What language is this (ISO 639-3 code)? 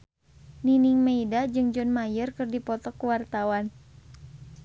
sun